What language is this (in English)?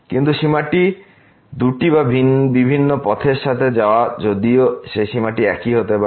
Bangla